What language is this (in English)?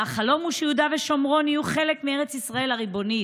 Hebrew